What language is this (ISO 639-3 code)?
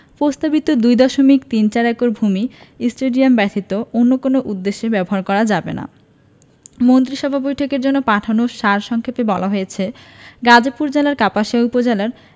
ben